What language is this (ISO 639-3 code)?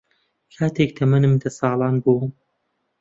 ckb